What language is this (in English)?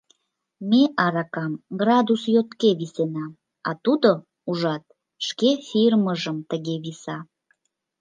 Mari